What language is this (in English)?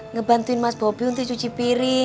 Indonesian